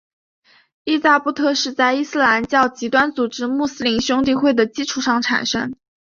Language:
Chinese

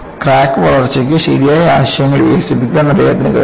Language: Malayalam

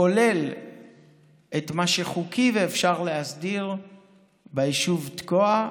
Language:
Hebrew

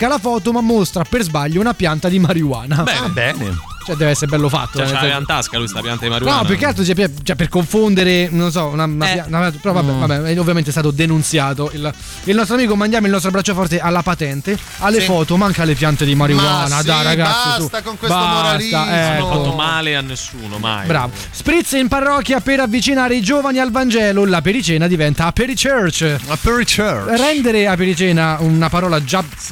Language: Italian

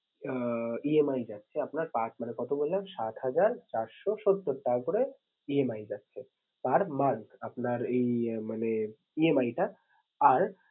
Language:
Bangla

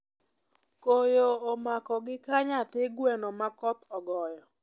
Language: Luo (Kenya and Tanzania)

